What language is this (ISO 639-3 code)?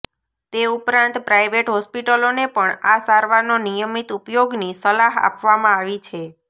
guj